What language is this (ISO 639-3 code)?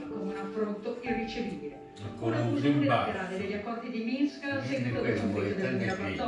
ita